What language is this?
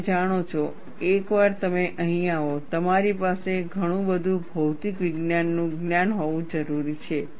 Gujarati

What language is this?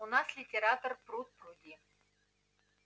Russian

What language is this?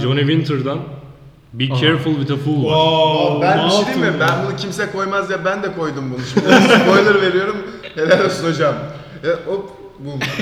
Turkish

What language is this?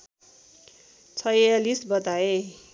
Nepali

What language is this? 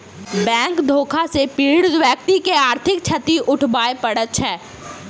Maithili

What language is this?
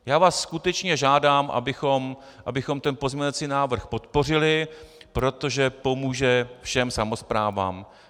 Czech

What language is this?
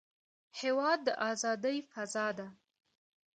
Pashto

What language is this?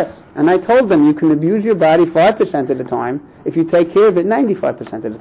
English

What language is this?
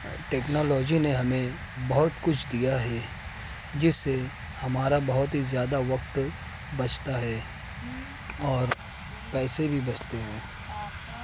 Urdu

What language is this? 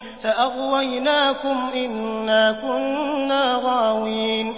Arabic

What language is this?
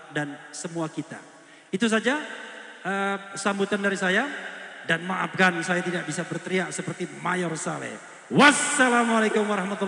Indonesian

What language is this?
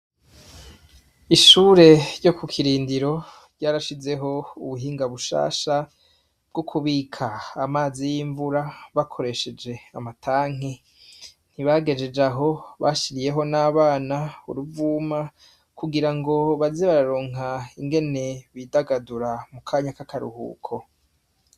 Rundi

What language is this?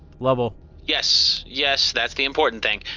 English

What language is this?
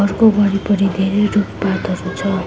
Nepali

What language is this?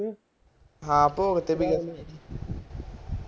Punjabi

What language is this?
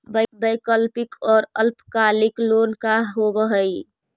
Magahi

